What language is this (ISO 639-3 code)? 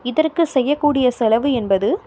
tam